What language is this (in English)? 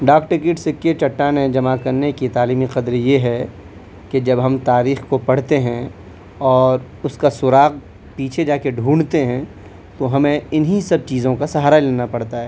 Urdu